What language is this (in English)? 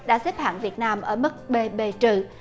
Vietnamese